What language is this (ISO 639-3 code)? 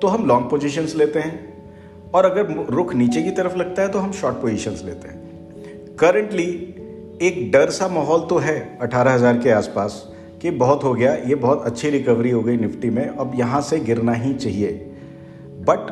hin